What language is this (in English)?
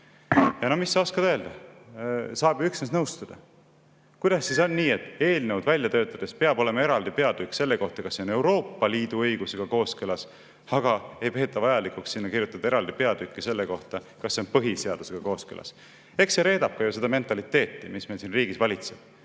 Estonian